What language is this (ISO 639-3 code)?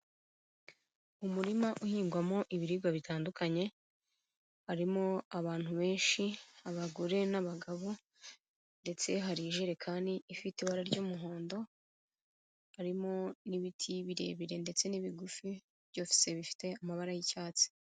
kin